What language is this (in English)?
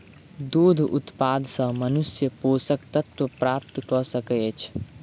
Maithili